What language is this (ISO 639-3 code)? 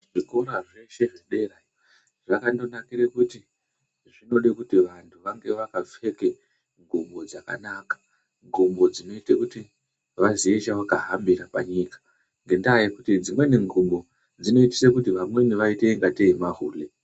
ndc